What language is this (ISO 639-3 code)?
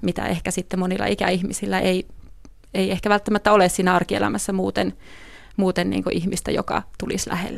fin